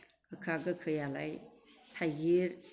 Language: Bodo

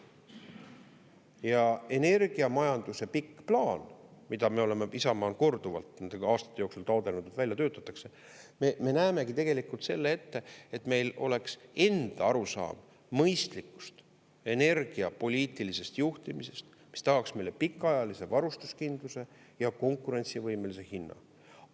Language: Estonian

